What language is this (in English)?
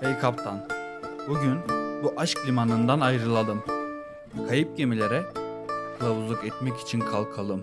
Turkish